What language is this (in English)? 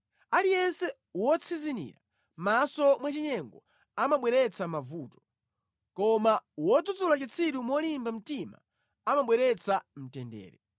Nyanja